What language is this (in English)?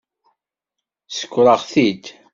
Kabyle